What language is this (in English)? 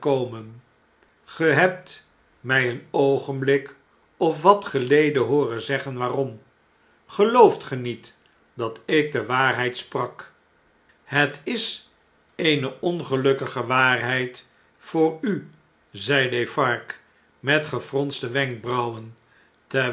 Dutch